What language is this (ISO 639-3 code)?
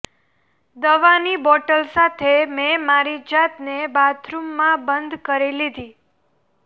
guj